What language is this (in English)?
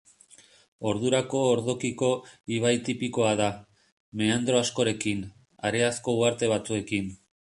Basque